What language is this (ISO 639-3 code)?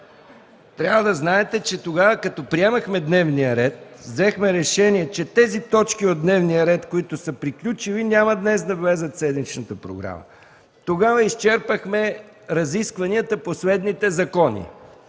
bul